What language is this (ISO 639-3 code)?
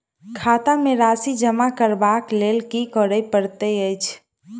mai